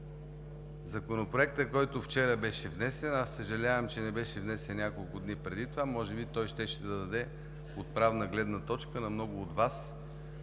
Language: Bulgarian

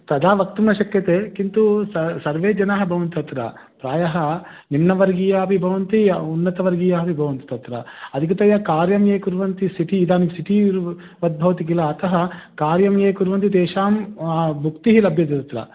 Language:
Sanskrit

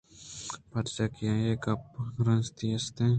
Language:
Eastern Balochi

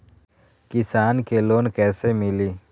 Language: Magahi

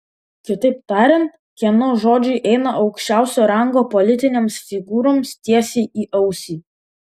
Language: Lithuanian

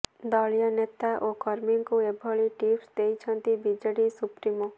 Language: Odia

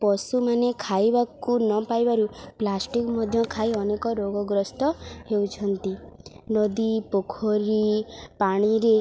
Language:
Odia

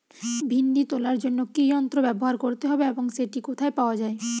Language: Bangla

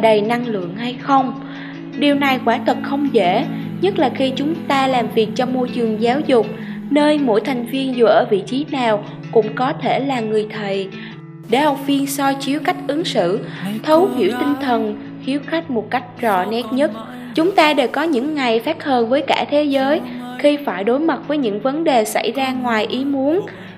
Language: Vietnamese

